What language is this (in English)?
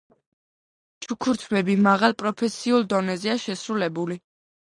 Georgian